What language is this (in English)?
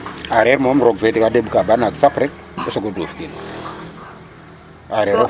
Serer